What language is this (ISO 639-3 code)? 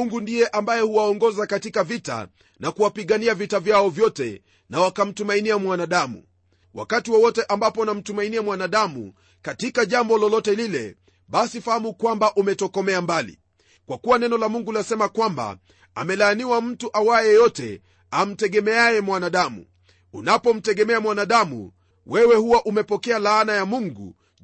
swa